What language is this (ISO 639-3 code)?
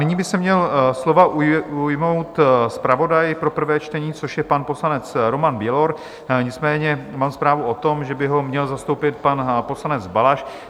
ces